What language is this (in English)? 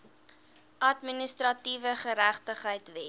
Afrikaans